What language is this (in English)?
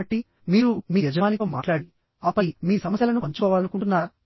Telugu